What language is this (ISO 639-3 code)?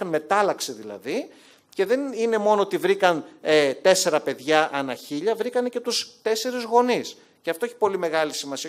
ell